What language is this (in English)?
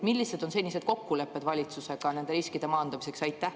Estonian